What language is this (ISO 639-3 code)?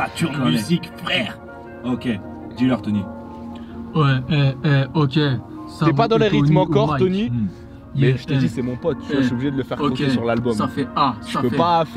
fra